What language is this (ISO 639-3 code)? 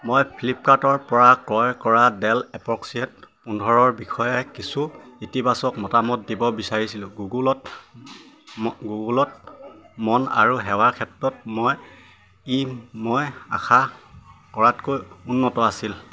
asm